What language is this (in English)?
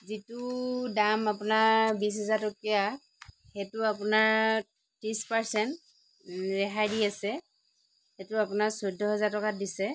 Assamese